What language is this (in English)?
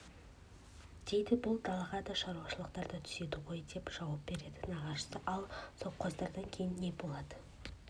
Kazakh